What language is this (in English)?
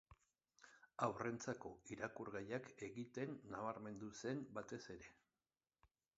Basque